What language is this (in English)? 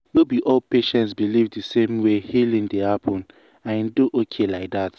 Nigerian Pidgin